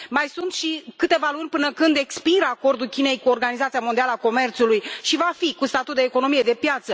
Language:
Romanian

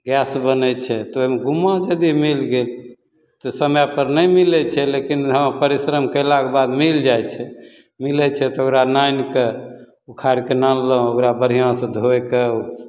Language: Maithili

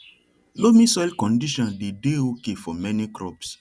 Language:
Nigerian Pidgin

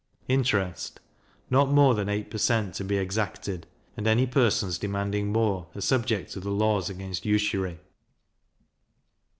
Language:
English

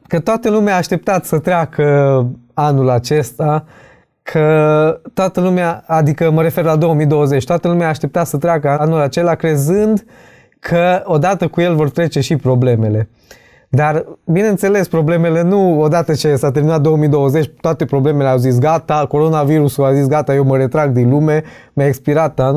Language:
Romanian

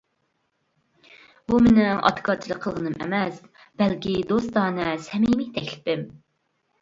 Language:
Uyghur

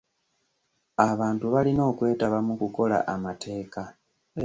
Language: Ganda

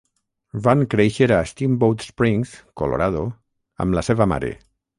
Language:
Catalan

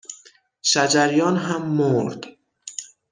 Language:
Persian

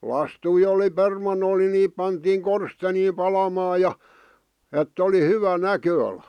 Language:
Finnish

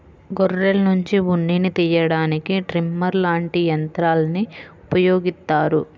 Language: Telugu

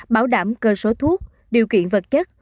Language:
Vietnamese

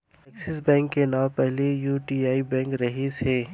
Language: Chhattisgarhi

